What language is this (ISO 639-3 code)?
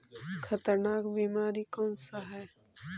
mag